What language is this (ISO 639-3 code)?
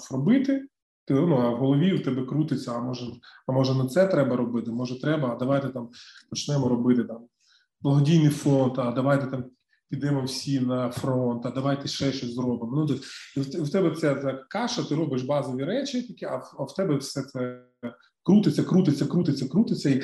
ukr